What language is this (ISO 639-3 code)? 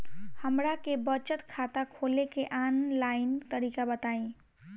bho